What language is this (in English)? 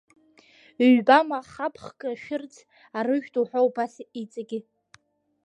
Abkhazian